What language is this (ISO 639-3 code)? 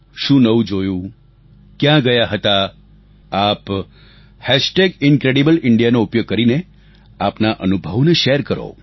guj